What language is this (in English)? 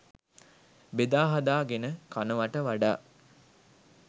Sinhala